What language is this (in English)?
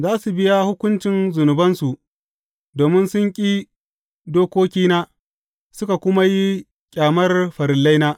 Hausa